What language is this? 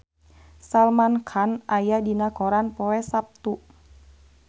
Sundanese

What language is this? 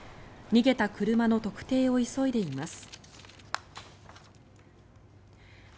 Japanese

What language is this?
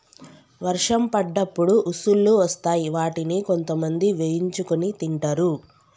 Telugu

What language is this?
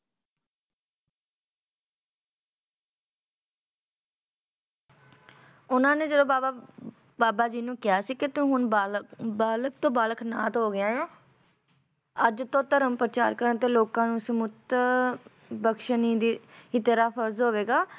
Punjabi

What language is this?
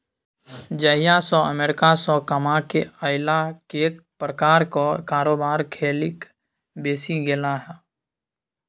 Maithili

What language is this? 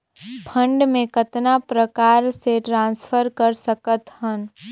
Chhattisgarhi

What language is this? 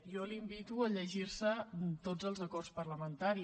Catalan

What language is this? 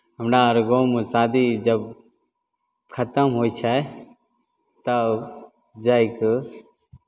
Maithili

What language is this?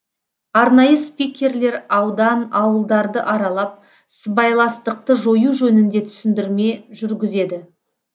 Kazakh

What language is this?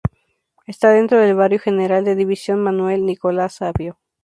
Spanish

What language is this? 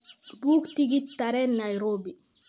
Somali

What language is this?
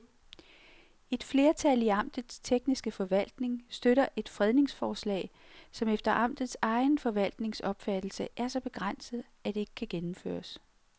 Danish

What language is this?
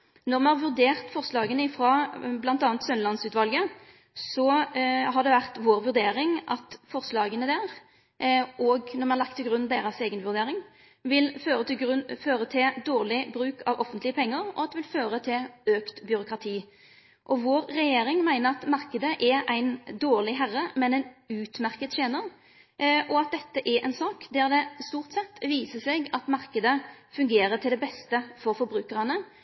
Norwegian Nynorsk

